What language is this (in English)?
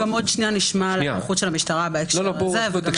Hebrew